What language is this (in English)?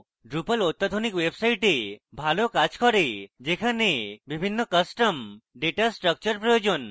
Bangla